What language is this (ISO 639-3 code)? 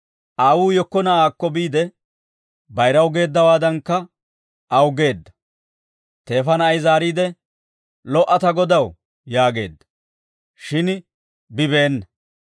dwr